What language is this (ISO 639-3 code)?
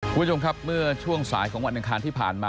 tha